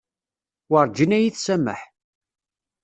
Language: Kabyle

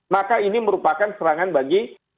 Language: Indonesian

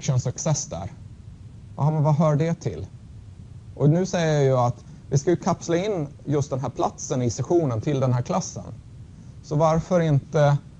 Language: Swedish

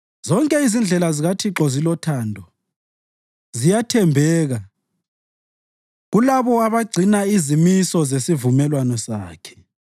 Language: North Ndebele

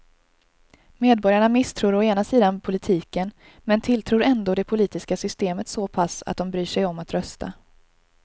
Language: Swedish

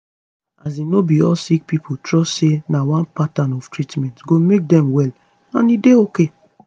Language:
Nigerian Pidgin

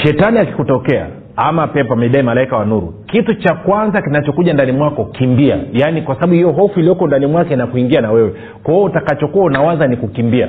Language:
Swahili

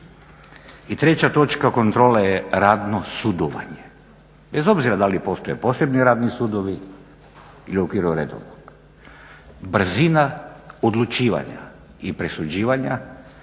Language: Croatian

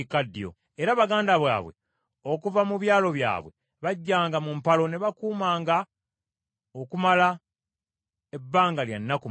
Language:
Ganda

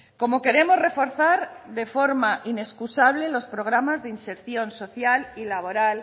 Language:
Spanish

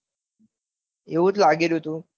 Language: Gujarati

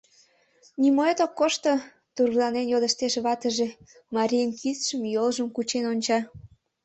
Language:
Mari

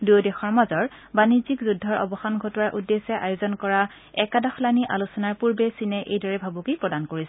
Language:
Assamese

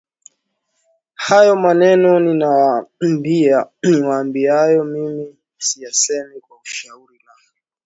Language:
Swahili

